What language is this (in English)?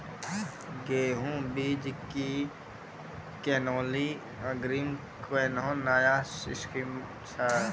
Maithili